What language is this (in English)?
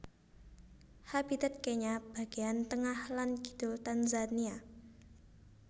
Javanese